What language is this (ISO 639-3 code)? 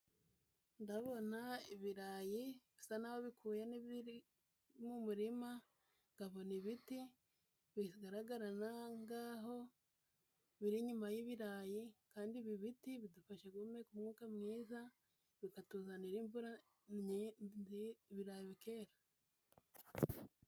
kin